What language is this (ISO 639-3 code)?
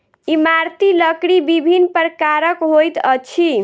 mai